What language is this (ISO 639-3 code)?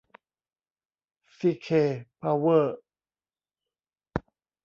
tha